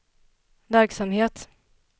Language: Swedish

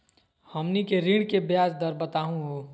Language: Magahi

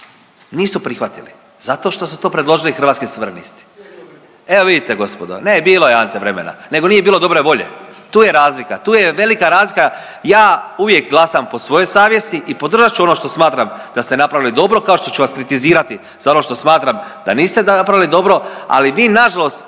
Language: Croatian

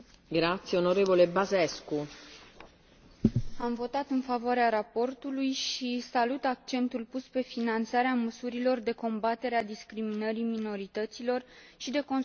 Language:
Romanian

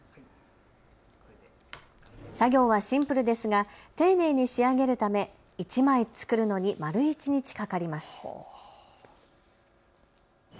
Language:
Japanese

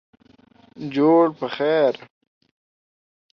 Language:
Pashto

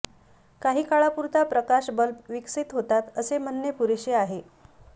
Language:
Marathi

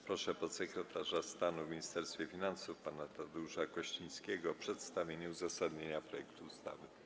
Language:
Polish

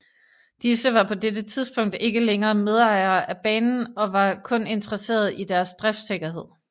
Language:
Danish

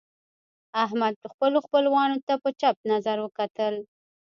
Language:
Pashto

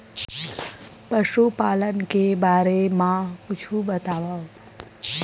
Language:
Chhattisgarhi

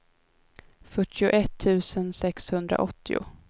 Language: Swedish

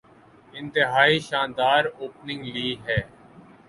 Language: Urdu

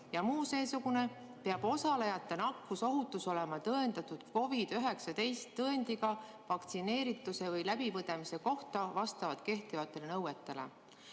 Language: Estonian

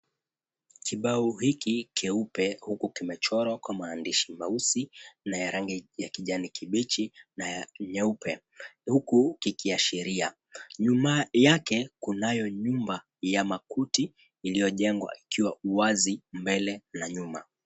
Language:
Swahili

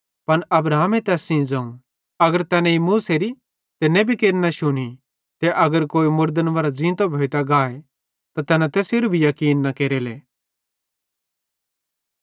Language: Bhadrawahi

